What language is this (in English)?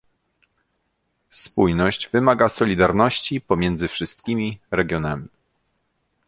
Polish